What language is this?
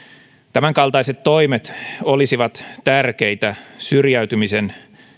Finnish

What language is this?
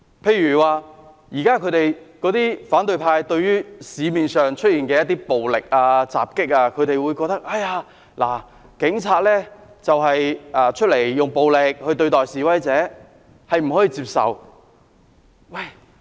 Cantonese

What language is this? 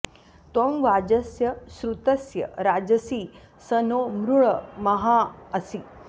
Sanskrit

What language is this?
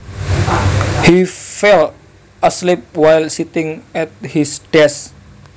Javanese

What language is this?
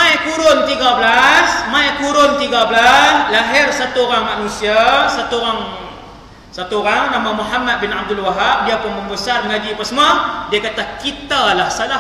Malay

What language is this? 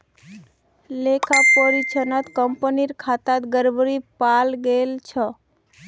Magahi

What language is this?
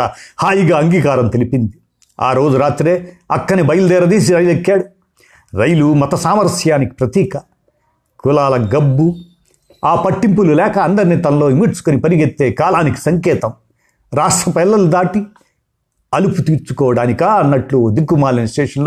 Telugu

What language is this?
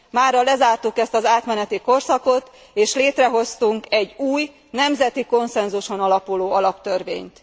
Hungarian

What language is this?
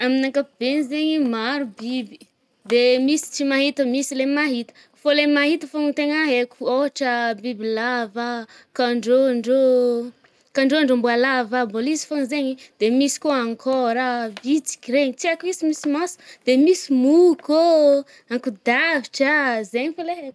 Northern Betsimisaraka Malagasy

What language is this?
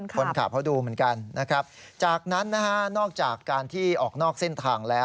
Thai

